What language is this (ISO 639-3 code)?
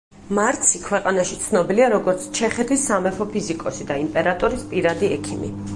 kat